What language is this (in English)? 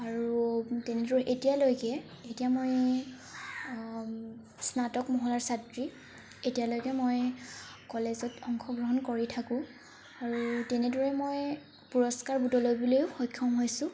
Assamese